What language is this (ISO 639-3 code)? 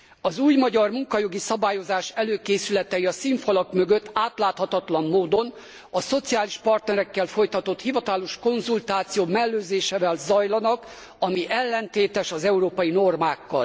hun